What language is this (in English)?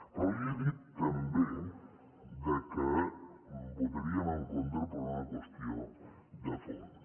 Catalan